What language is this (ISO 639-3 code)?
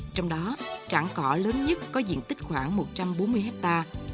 vie